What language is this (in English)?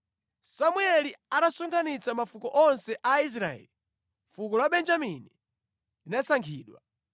Nyanja